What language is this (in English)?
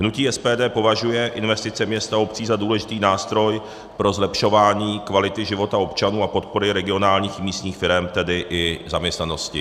Czech